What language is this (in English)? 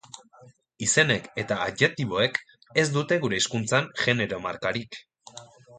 Basque